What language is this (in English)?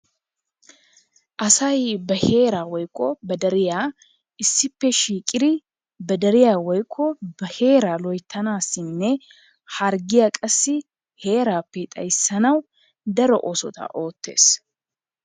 Wolaytta